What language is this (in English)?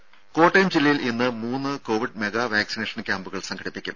Malayalam